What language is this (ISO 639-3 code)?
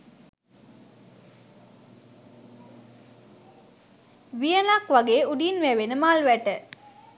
sin